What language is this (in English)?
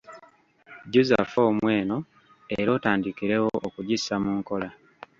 Ganda